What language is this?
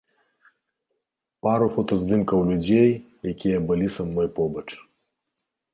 Belarusian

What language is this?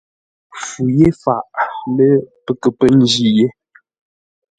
Ngombale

